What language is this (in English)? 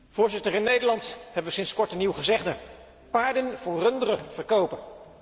Dutch